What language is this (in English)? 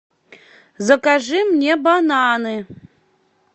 Russian